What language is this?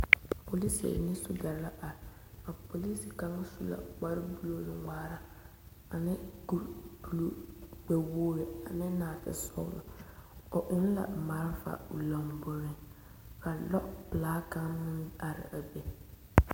Southern Dagaare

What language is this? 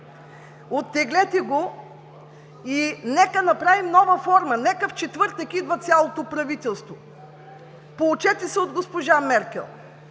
Bulgarian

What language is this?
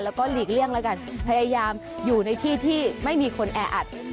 Thai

